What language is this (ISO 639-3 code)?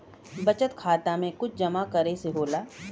bho